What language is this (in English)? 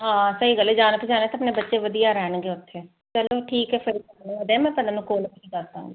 Punjabi